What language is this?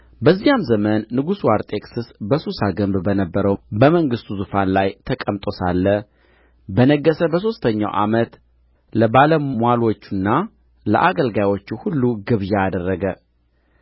Amharic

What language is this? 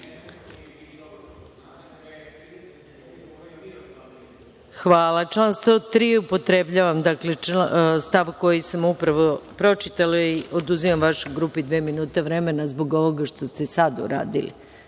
Serbian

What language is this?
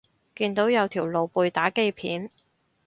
Cantonese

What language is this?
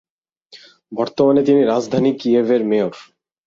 Bangla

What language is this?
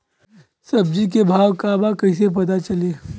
Bhojpuri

